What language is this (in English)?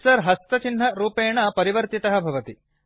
Sanskrit